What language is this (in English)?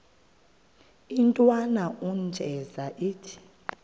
Xhosa